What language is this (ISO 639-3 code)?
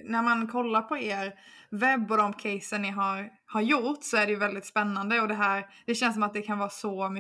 swe